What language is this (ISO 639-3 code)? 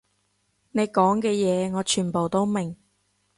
yue